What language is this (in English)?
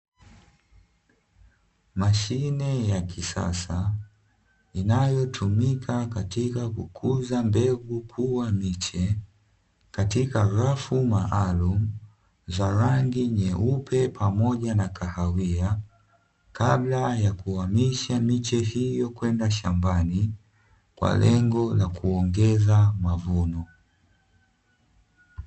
Swahili